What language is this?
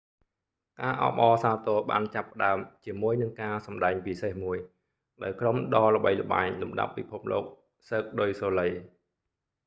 Khmer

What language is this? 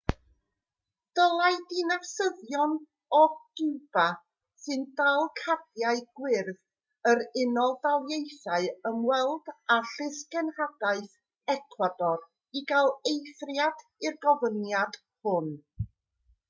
Welsh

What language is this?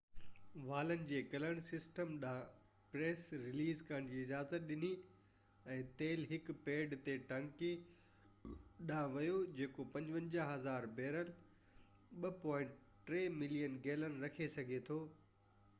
Sindhi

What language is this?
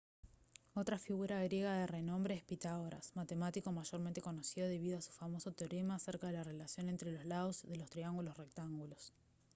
Spanish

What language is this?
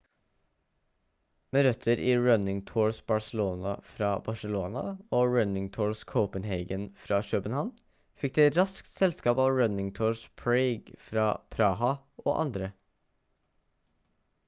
Norwegian Bokmål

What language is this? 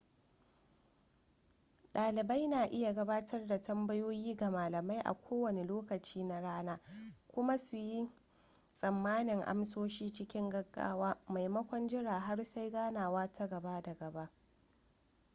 Hausa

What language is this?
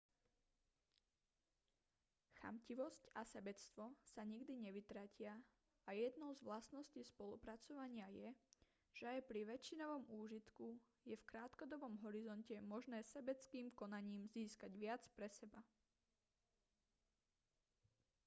Slovak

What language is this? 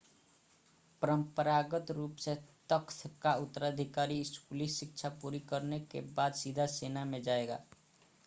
Hindi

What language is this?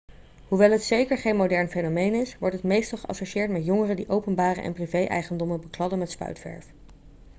Dutch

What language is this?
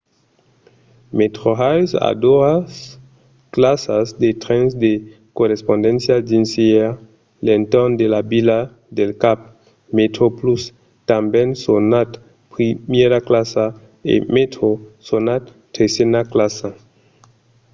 Occitan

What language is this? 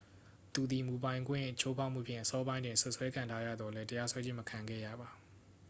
Burmese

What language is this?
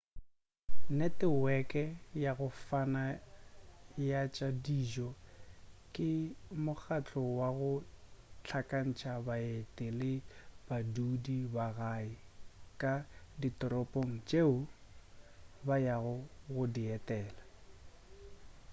Northern Sotho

